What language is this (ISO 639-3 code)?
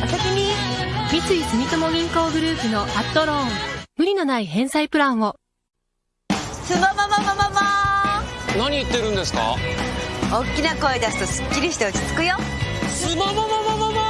jpn